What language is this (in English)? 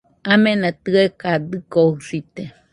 Nüpode Huitoto